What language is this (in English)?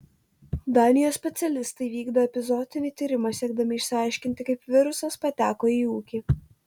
Lithuanian